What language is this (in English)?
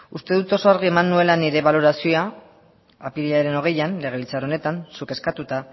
Basque